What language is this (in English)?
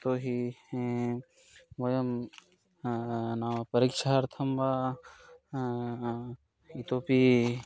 Sanskrit